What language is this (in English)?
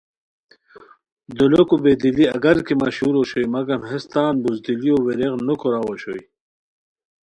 Khowar